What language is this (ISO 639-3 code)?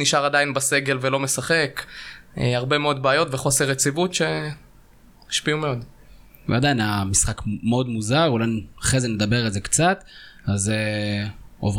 heb